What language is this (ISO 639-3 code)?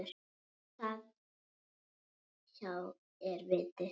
isl